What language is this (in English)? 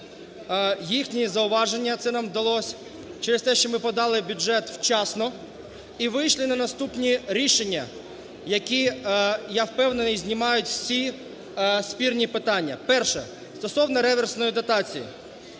Ukrainian